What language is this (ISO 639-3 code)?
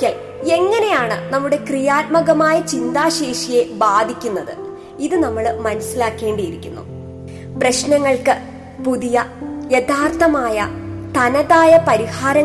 mal